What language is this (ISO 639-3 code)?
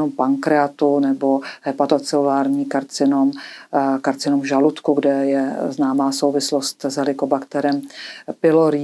ces